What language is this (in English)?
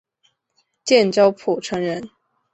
Chinese